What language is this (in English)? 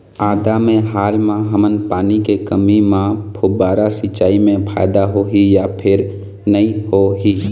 Chhattisgarhi